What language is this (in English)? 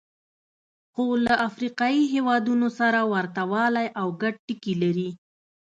Pashto